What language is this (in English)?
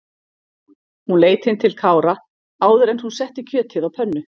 Icelandic